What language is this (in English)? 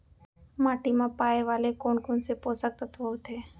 Chhattisgarhi